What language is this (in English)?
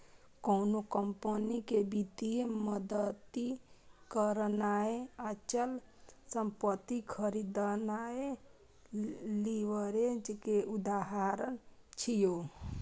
Maithili